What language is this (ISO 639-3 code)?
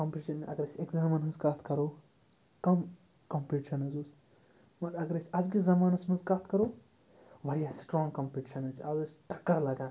kas